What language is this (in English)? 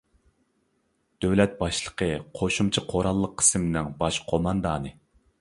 Uyghur